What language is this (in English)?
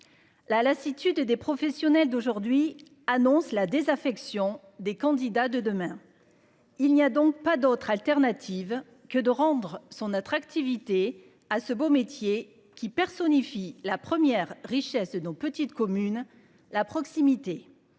French